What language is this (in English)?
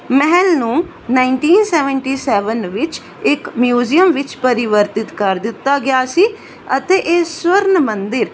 Punjabi